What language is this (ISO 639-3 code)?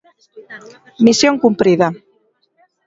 glg